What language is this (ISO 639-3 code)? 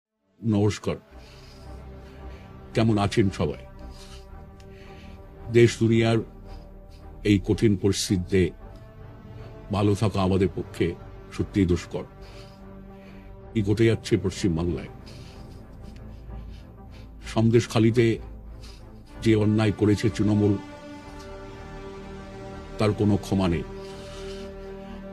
ben